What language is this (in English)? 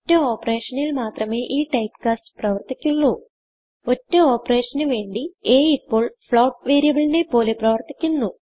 Malayalam